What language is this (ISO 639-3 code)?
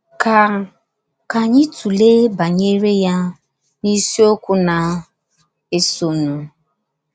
ibo